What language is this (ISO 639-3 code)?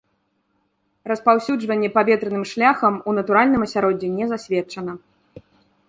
bel